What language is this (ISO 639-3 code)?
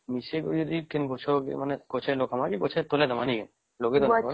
ori